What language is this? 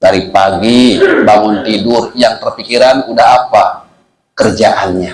Indonesian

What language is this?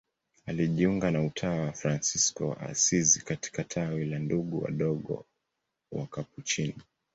Swahili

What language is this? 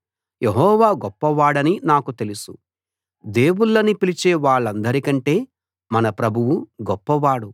Telugu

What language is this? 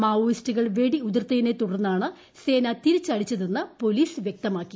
Malayalam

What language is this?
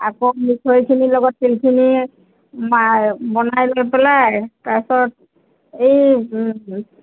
Assamese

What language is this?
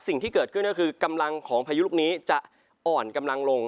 Thai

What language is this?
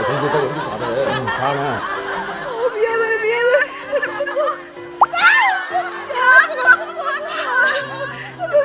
Korean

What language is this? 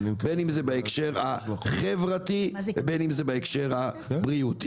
Hebrew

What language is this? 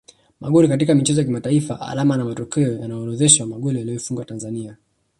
Swahili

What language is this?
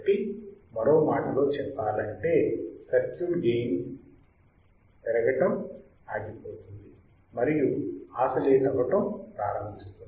Telugu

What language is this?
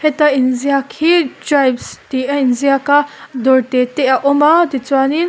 Mizo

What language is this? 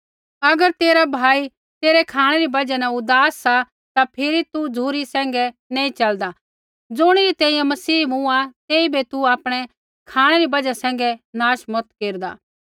Kullu Pahari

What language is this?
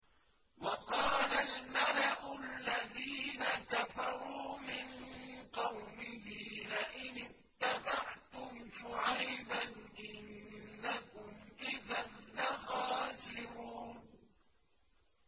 Arabic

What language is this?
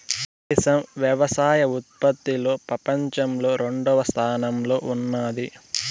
Telugu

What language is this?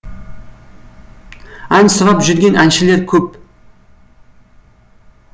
Kazakh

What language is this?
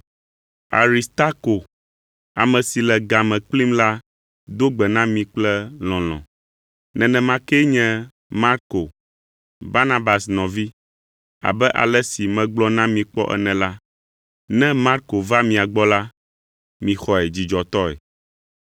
Ewe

